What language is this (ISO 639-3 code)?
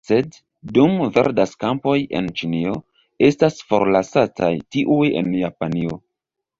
epo